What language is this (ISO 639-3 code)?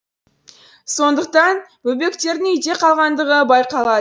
kaz